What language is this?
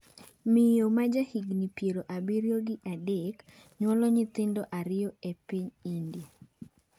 Luo (Kenya and Tanzania)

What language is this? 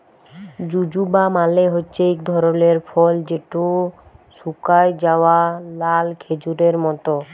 Bangla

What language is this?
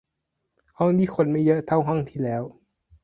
Thai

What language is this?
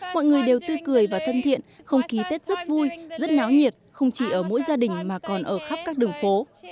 Vietnamese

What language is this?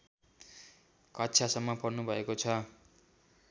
Nepali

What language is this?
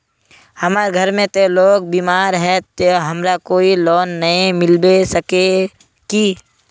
Magahi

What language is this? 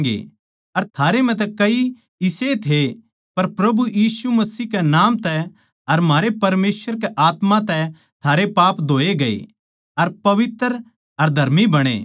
Haryanvi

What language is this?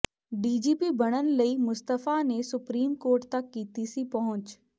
Punjabi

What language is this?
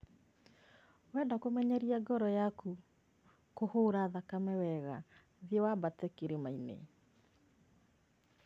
Kikuyu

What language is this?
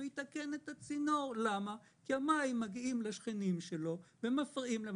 Hebrew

